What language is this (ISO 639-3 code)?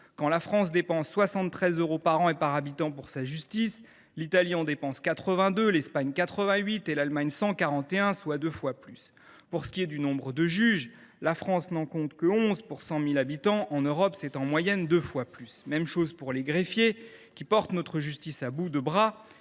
fra